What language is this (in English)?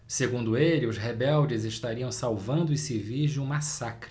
Portuguese